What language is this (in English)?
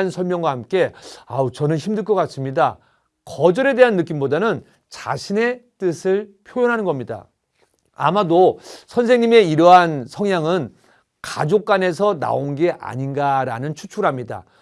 Korean